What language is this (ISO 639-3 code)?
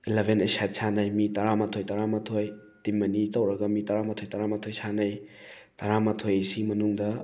mni